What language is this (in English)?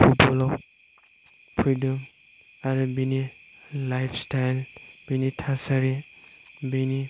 Bodo